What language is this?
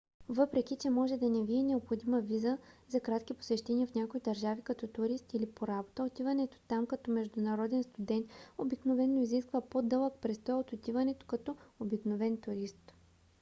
Bulgarian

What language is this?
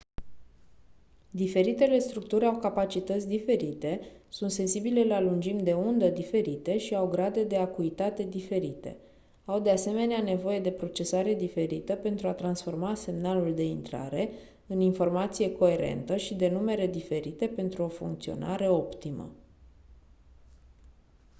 Romanian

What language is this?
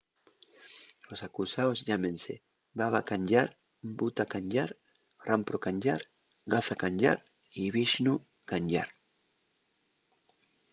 Asturian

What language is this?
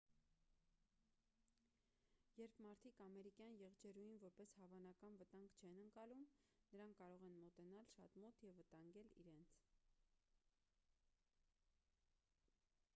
Armenian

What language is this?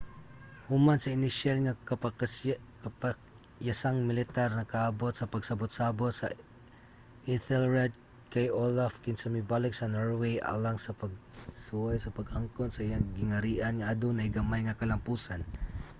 Cebuano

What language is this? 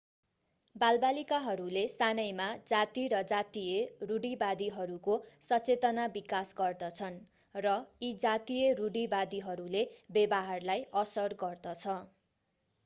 Nepali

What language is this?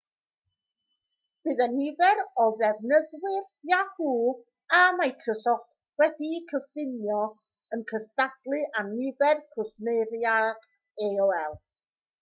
Welsh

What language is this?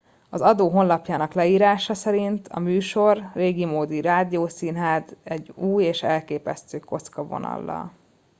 Hungarian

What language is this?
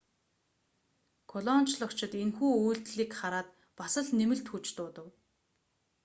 Mongolian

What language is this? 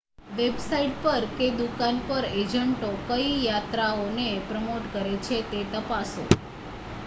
Gujarati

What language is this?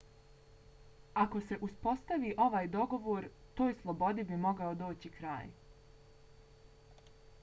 Bosnian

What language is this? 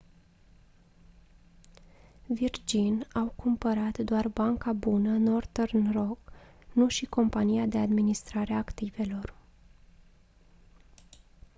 Romanian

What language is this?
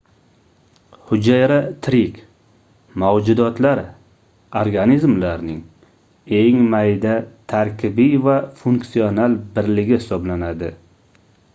Uzbek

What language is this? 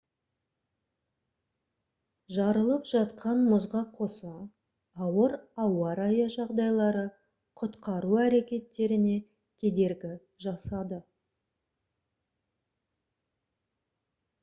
Kazakh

